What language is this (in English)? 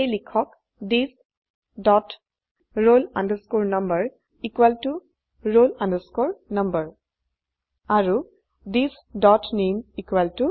Assamese